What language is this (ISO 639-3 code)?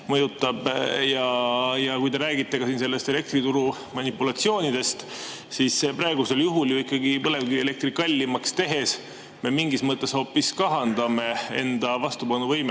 est